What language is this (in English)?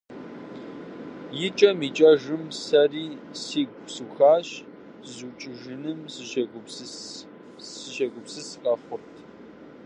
Kabardian